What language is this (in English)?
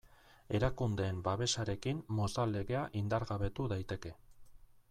Basque